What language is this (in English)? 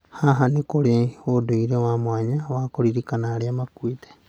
Kikuyu